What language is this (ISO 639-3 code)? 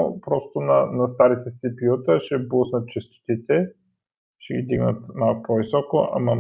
bul